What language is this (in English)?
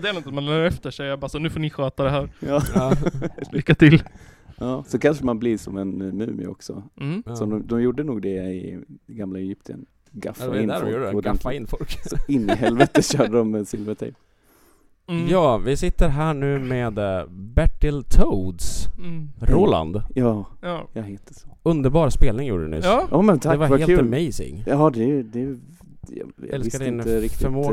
Swedish